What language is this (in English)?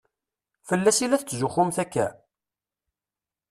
Kabyle